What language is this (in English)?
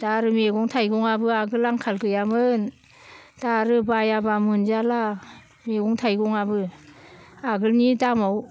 Bodo